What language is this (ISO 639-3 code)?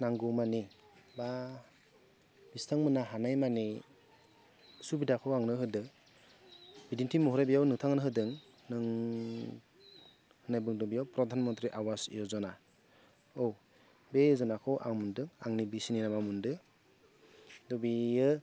brx